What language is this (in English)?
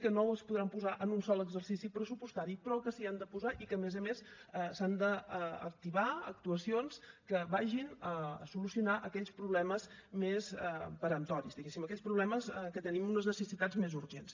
Catalan